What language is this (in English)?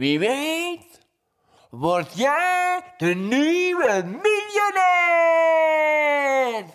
Dutch